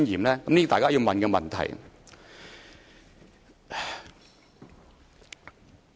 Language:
Cantonese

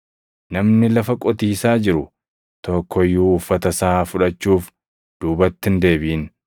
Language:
Oromo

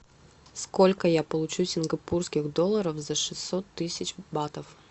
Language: Russian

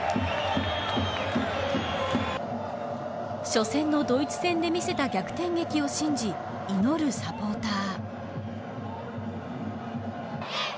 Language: Japanese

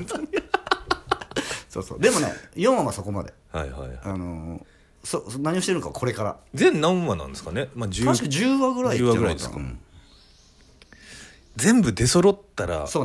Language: Japanese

